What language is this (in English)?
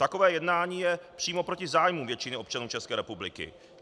Czech